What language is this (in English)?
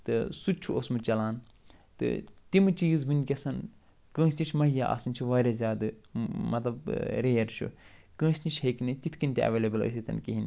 Kashmiri